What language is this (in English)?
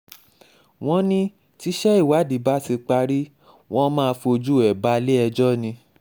Yoruba